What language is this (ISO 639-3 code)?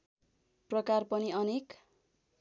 nep